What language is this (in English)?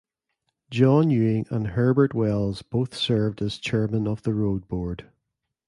English